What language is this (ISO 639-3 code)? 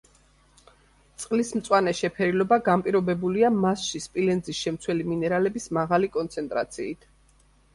kat